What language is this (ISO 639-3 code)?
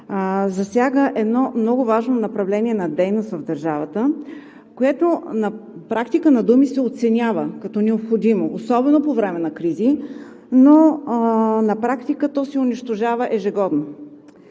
bul